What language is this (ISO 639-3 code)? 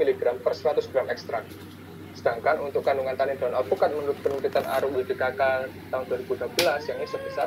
ind